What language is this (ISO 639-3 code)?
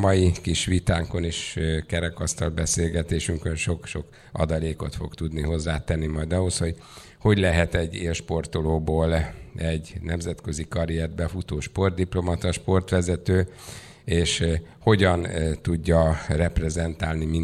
hun